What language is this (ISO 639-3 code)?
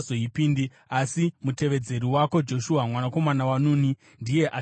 sna